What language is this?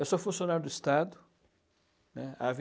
Portuguese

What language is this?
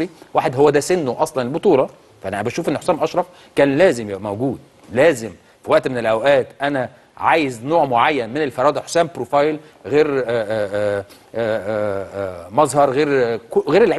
Arabic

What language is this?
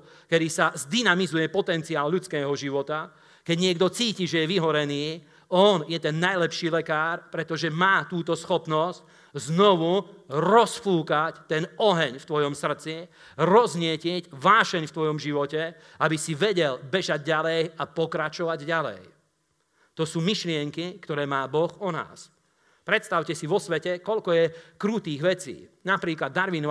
Slovak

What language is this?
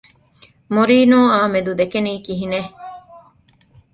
Divehi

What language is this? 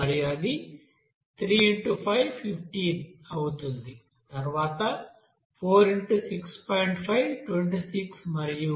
Telugu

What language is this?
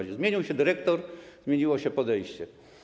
Polish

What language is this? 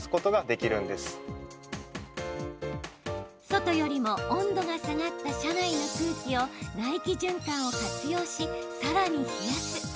Japanese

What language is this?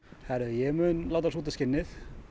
Icelandic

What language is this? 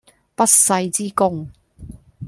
Cantonese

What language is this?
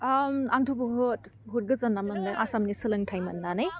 Bodo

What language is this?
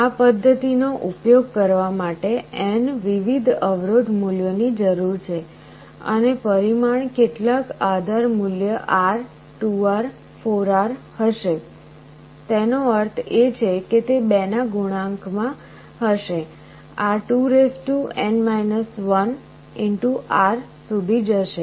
Gujarati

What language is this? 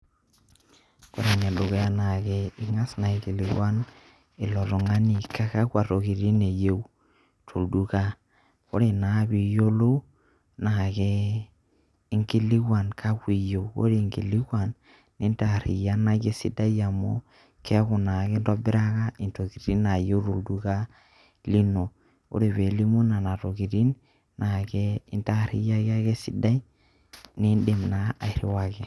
Masai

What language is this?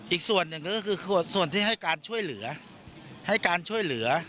Thai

